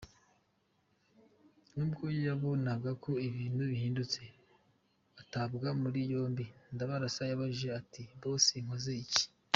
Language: Kinyarwanda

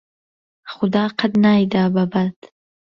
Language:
Central Kurdish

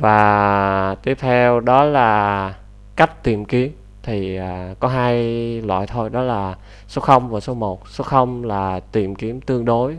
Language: Vietnamese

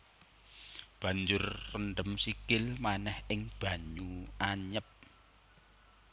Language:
Javanese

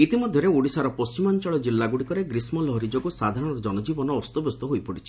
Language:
Odia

